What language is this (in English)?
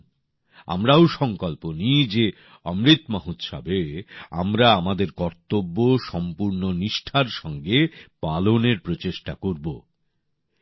Bangla